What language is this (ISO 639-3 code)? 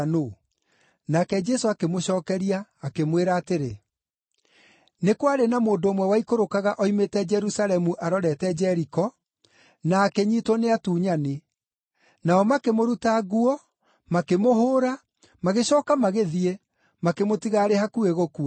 kik